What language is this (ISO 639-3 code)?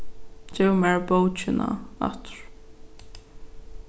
fao